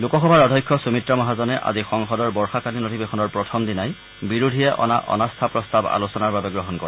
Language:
Assamese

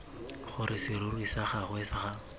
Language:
Tswana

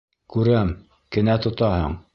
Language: Bashkir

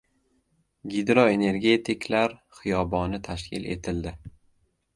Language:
Uzbek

